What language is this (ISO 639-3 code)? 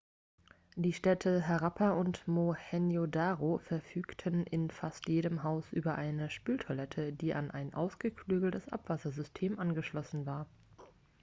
deu